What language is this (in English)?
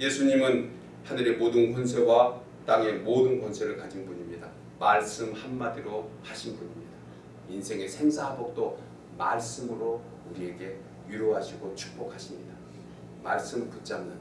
Korean